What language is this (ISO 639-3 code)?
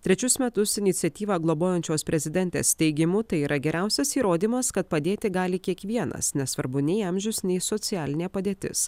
lit